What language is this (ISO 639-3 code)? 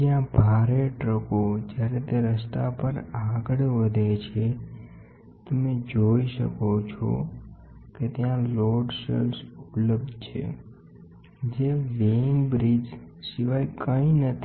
guj